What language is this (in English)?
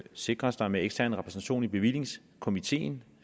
Danish